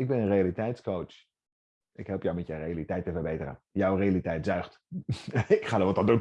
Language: Dutch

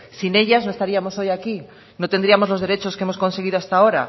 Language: Spanish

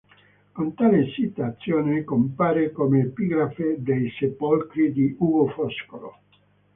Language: Italian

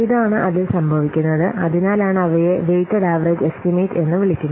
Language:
Malayalam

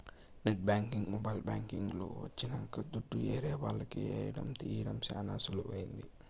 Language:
Telugu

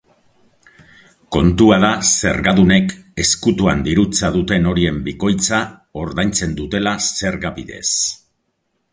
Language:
Basque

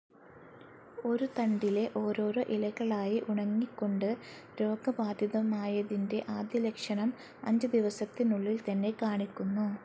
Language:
Malayalam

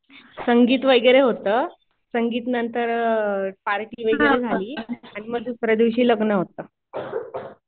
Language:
Marathi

